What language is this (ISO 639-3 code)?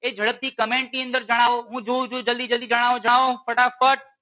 guj